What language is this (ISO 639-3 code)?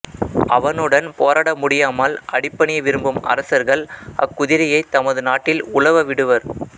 tam